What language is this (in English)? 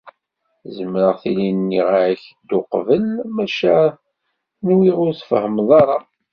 Kabyle